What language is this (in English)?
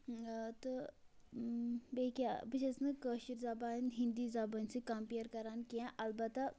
Kashmiri